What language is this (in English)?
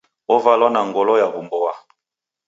Taita